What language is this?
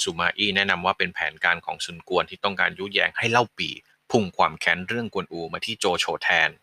Thai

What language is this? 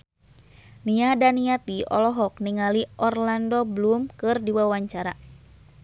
Sundanese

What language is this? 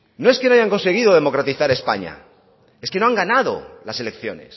Spanish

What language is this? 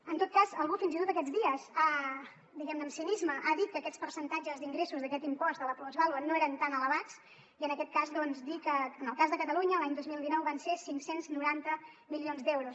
Catalan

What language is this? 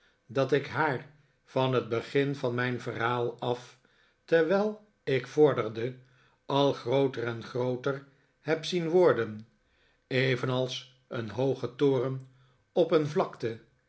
Dutch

